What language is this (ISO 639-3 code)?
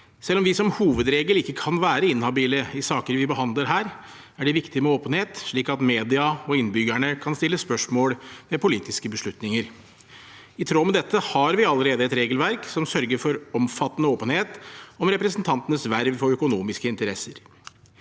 nor